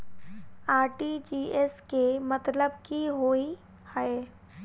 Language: Maithili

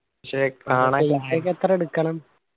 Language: Malayalam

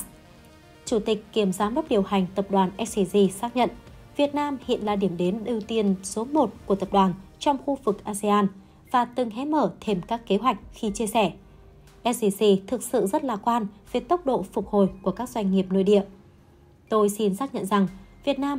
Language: Vietnamese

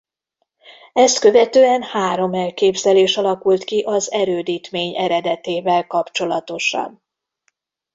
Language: Hungarian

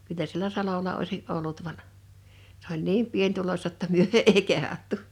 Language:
Finnish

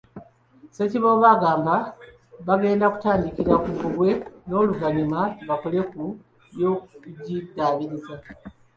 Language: Ganda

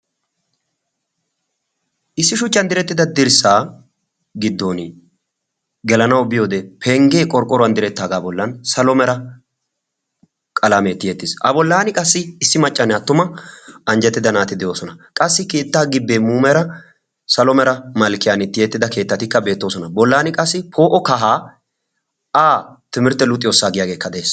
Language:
Wolaytta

